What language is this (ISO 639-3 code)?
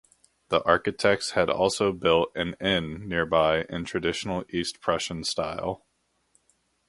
eng